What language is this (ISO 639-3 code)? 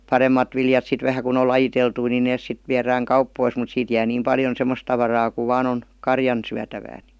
fin